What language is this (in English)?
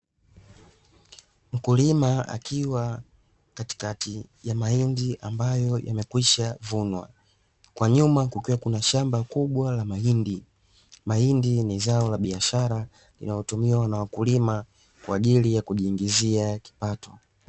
Swahili